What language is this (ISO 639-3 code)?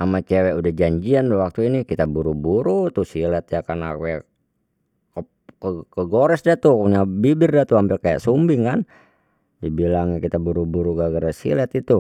bew